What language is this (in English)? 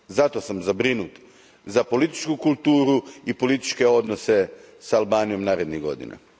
Croatian